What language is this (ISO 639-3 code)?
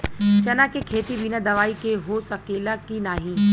bho